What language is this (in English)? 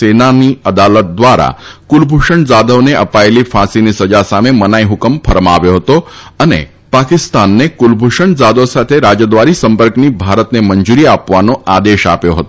Gujarati